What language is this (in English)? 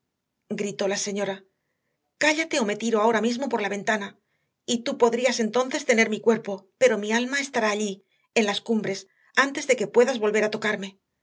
Spanish